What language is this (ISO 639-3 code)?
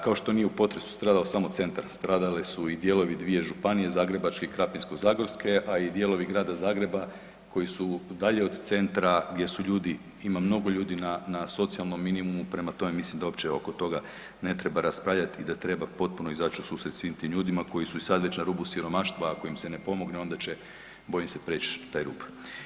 hrv